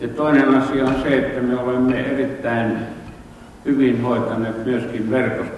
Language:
Finnish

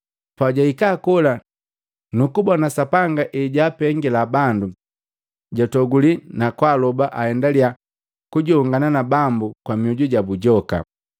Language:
Matengo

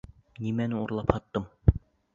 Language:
Bashkir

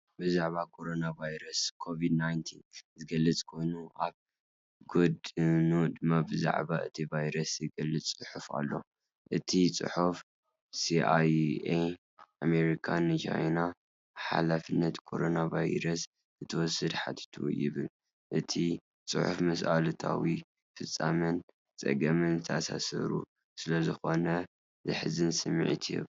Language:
Tigrinya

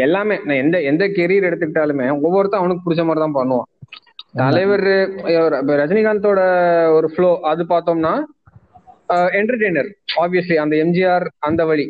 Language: Tamil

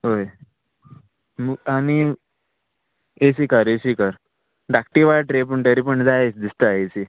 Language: Konkani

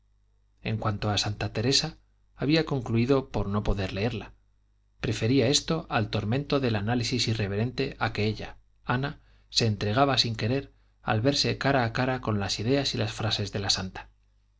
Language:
Spanish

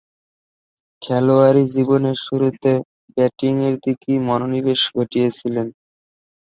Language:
Bangla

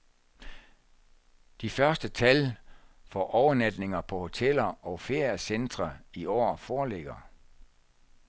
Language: Danish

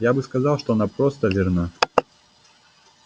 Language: Russian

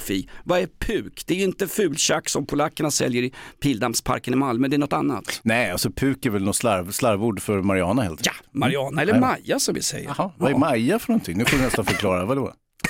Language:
Swedish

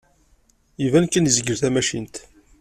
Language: Kabyle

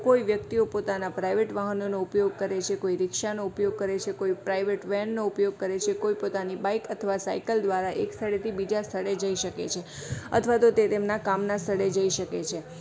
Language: Gujarati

